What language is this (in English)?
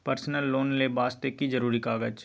Maithili